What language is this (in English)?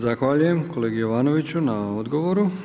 Croatian